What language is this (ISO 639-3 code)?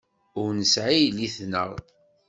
kab